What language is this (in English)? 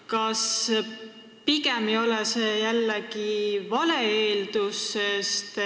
Estonian